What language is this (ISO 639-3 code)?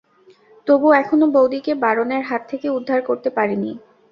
ben